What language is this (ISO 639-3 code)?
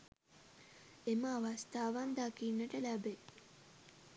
sin